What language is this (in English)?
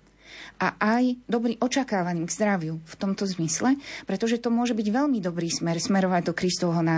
Slovak